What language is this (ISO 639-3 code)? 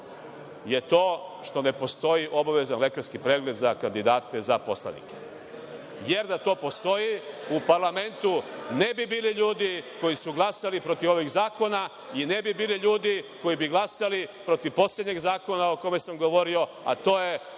srp